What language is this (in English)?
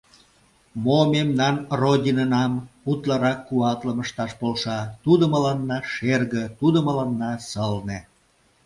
Mari